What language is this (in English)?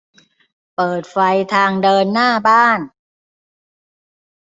Thai